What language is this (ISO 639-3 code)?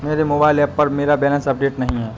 hin